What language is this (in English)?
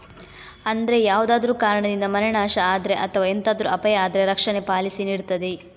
Kannada